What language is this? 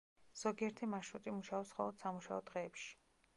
Georgian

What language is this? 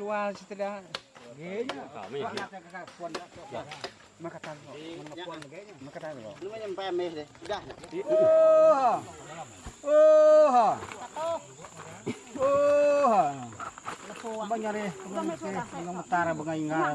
Indonesian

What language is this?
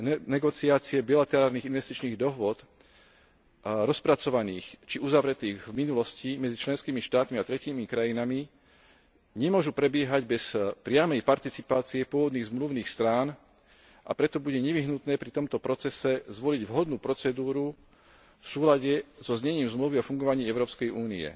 Slovak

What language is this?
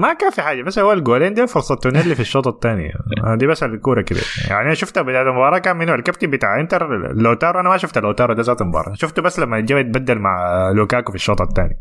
Arabic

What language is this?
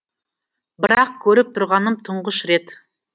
Kazakh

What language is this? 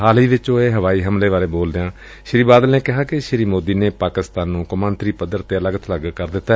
Punjabi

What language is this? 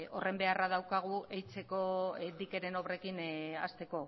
Basque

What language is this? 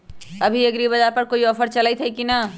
Magahi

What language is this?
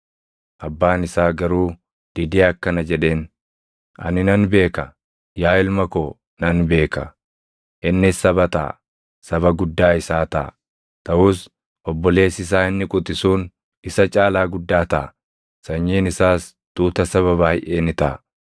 Oromo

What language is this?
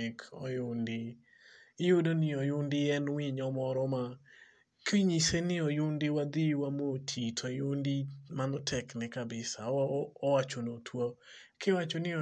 Luo (Kenya and Tanzania)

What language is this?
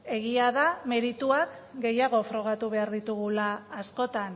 Basque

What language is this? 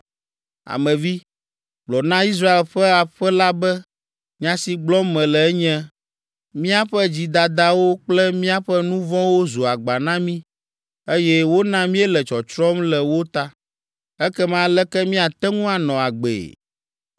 Ewe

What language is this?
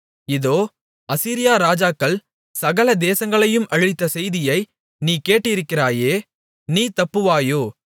Tamil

